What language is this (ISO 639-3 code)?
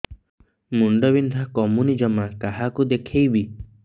ori